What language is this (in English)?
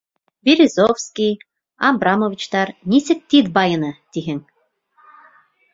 Bashkir